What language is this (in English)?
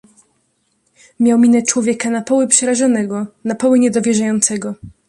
Polish